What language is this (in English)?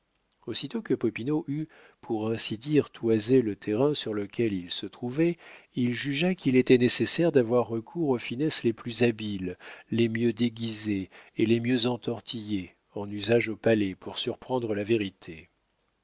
French